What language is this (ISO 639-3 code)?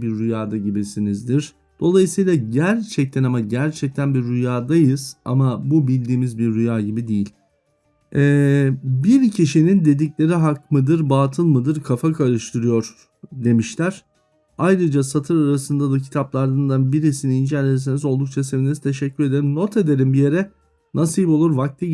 tur